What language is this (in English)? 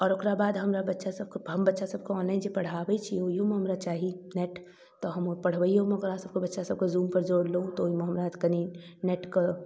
Maithili